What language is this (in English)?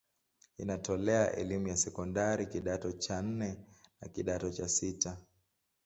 Swahili